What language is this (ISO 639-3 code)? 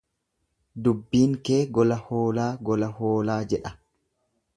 orm